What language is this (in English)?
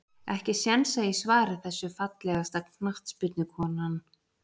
Icelandic